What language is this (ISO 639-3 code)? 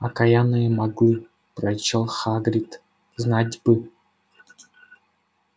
rus